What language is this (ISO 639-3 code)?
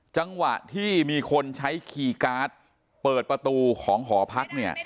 tha